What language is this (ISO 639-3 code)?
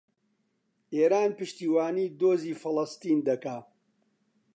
ckb